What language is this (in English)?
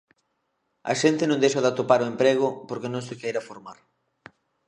Galician